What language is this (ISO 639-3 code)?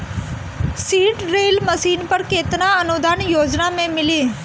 bho